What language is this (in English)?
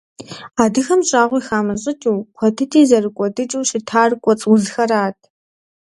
Kabardian